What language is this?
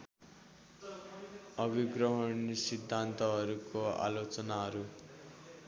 Nepali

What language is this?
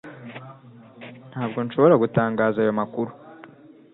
Kinyarwanda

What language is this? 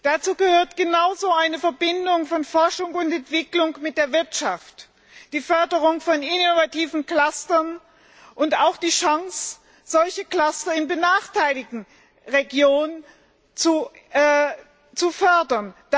German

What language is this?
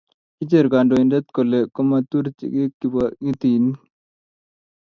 Kalenjin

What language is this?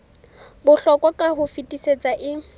Southern Sotho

